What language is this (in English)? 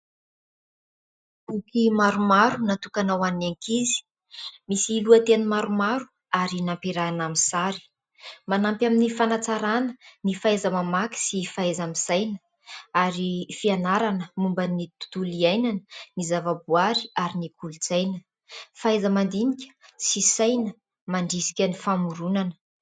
Malagasy